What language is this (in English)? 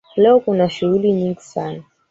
Swahili